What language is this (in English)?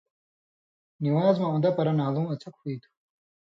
Indus Kohistani